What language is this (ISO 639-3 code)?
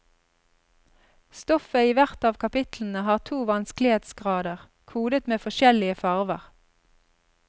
nor